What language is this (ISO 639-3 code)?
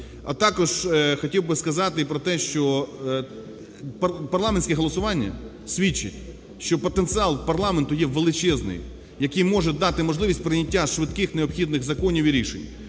ukr